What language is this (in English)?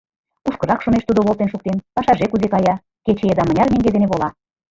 Mari